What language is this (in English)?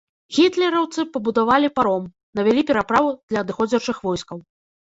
Belarusian